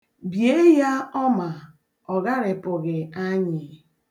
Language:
Igbo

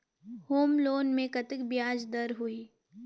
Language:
Chhattisgarhi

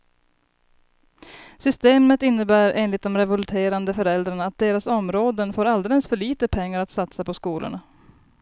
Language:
Swedish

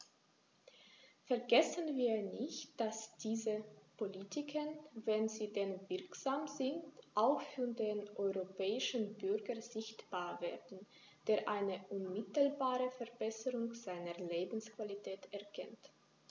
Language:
German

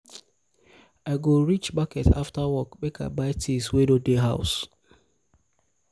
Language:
Nigerian Pidgin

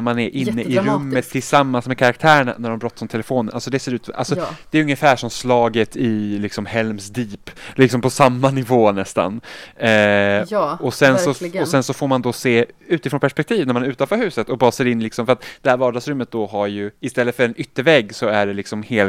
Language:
Swedish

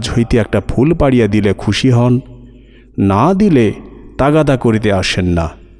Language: Bangla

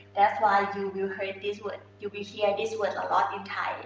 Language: English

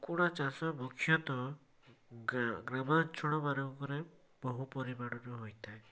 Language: Odia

